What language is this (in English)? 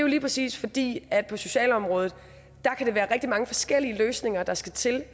Danish